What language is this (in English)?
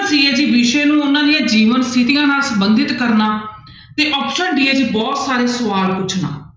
Punjabi